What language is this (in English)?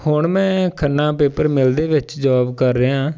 Punjabi